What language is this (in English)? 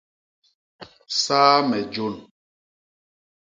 Basaa